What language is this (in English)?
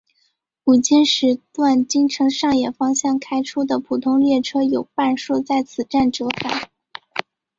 Chinese